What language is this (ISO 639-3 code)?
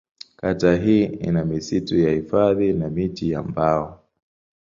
swa